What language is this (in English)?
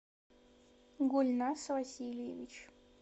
Russian